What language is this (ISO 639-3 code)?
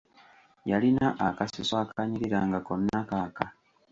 lug